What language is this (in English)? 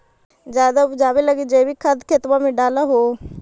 Magahi